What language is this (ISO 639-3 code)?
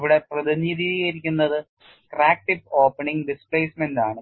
mal